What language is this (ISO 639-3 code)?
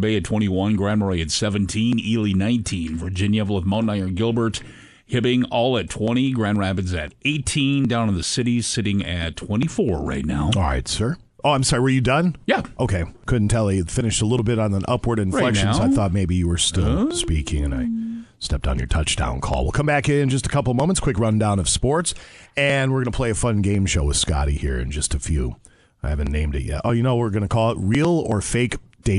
eng